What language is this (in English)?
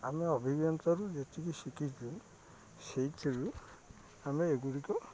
Odia